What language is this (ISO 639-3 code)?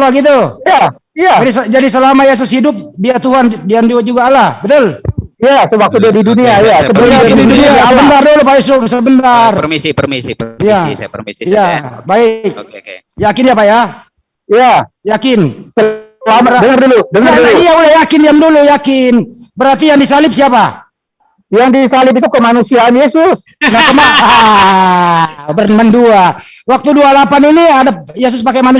ind